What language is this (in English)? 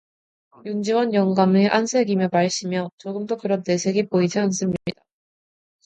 Korean